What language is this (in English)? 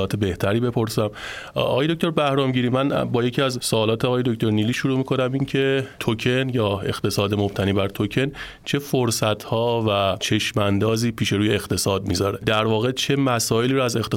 Persian